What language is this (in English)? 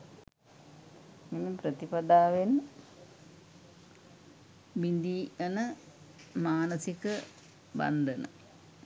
Sinhala